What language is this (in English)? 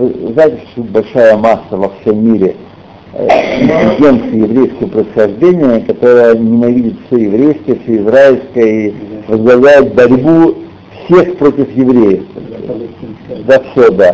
Russian